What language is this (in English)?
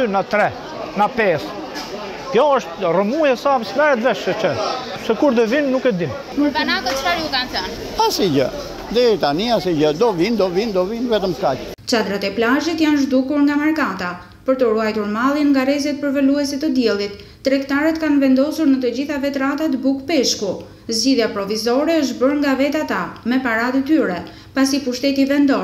Romanian